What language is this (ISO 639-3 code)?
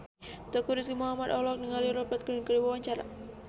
sun